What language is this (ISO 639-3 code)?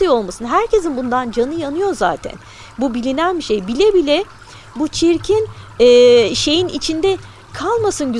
tur